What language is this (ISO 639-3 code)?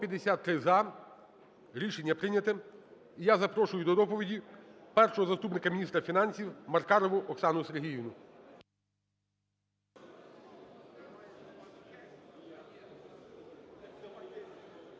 ukr